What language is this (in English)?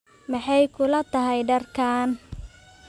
Somali